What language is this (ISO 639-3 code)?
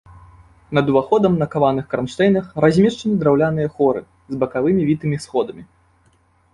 bel